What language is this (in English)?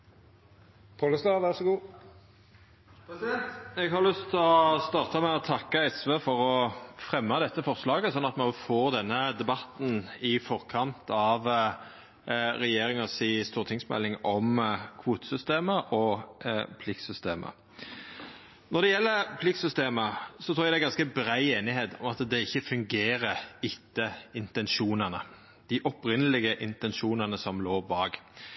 Norwegian